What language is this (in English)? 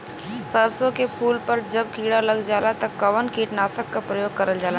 Bhojpuri